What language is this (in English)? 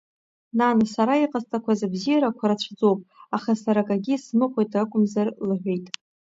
Abkhazian